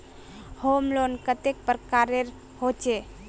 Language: Magahi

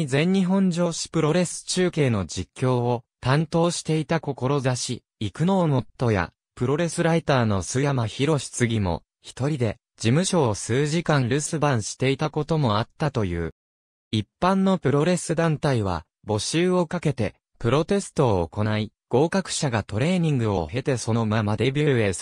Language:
Japanese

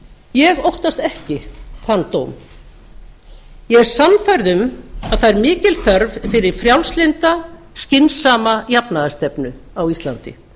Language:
Icelandic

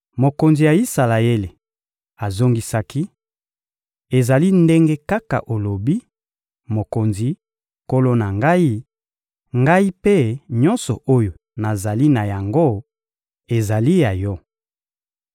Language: Lingala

